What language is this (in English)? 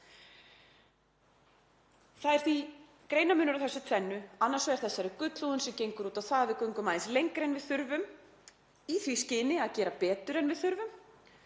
Icelandic